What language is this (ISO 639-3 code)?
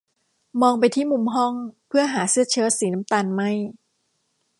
tha